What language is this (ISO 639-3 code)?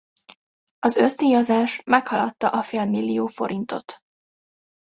hun